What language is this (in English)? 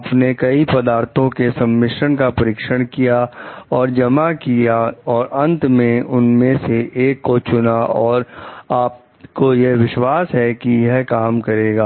Hindi